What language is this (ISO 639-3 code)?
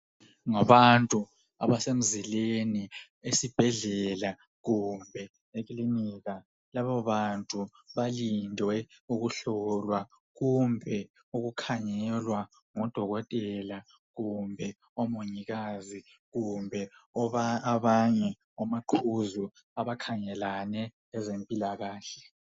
nde